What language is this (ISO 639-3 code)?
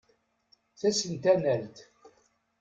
kab